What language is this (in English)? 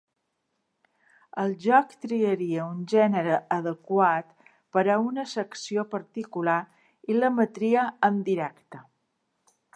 Catalan